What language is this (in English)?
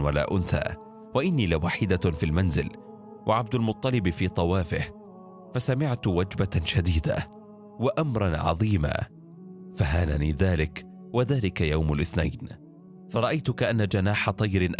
Arabic